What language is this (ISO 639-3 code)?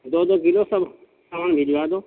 urd